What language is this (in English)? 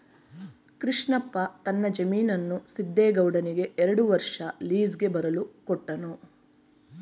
Kannada